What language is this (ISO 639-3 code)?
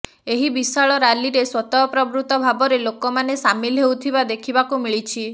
ori